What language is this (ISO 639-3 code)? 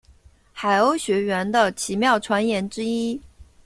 zho